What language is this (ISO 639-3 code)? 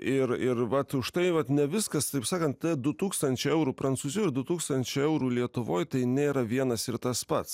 lit